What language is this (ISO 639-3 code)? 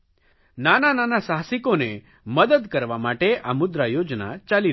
guj